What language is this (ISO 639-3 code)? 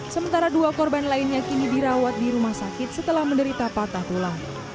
ind